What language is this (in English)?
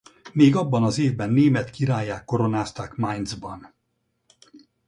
Hungarian